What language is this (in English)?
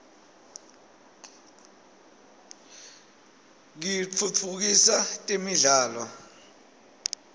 Swati